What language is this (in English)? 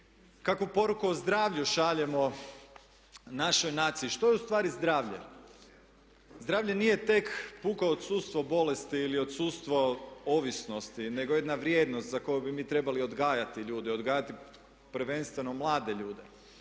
Croatian